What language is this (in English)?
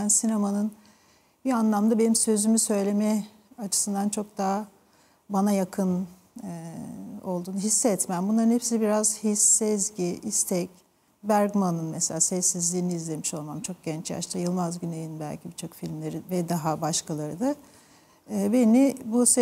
Turkish